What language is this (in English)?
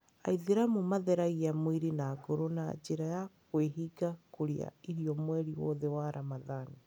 Kikuyu